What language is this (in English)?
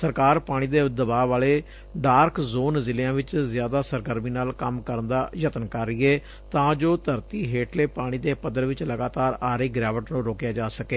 Punjabi